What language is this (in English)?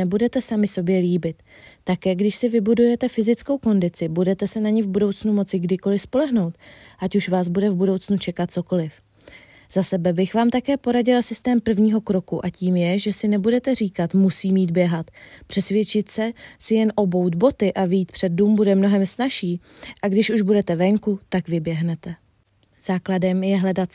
Czech